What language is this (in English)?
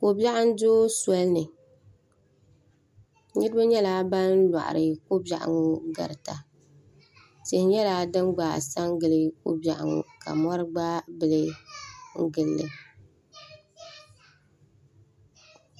Dagbani